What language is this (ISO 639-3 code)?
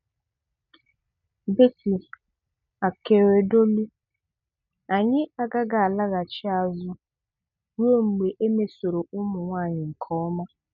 ibo